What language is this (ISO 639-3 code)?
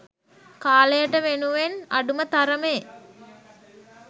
sin